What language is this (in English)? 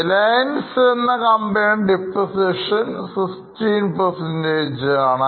Malayalam